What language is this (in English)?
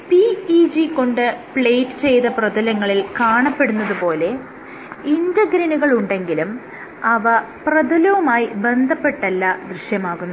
Malayalam